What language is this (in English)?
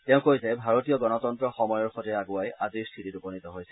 Assamese